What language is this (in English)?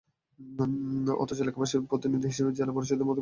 Bangla